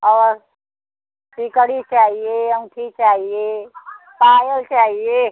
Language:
Hindi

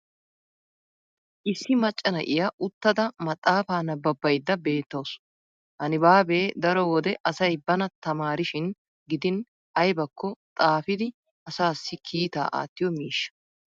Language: Wolaytta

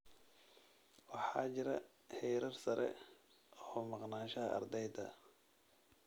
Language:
Somali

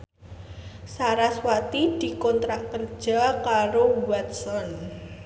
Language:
Javanese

